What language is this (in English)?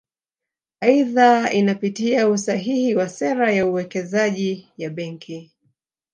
Swahili